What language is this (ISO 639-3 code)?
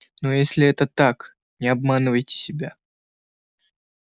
rus